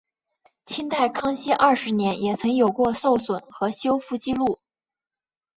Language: Chinese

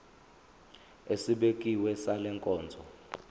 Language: Zulu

